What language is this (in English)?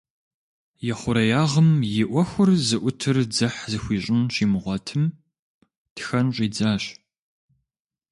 Kabardian